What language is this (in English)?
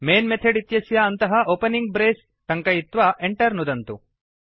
Sanskrit